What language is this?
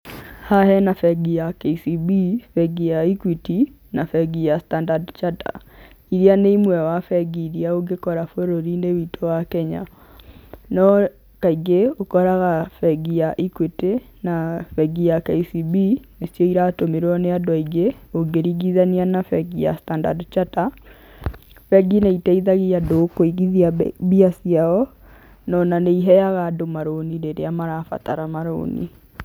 Kikuyu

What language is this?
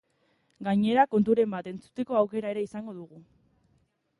Basque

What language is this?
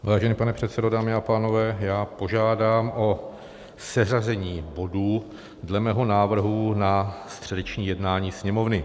Czech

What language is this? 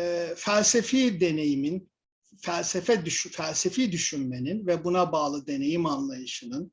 Turkish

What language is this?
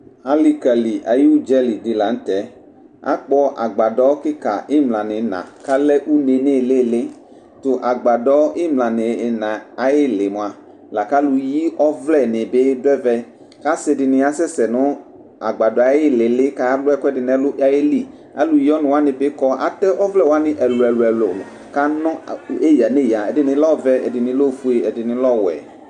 Ikposo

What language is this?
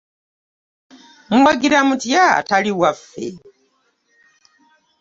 Ganda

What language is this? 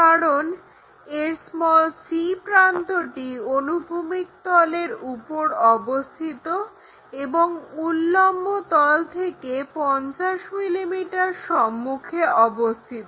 Bangla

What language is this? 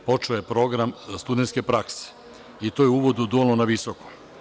Serbian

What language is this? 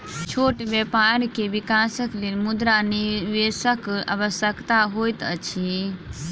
Maithili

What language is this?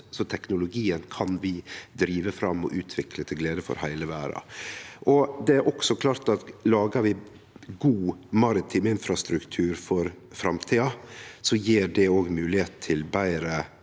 Norwegian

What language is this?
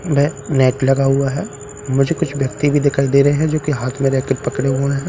Hindi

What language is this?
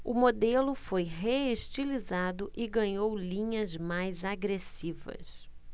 Portuguese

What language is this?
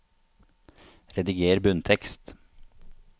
Norwegian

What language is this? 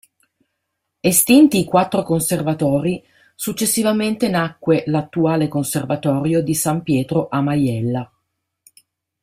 Italian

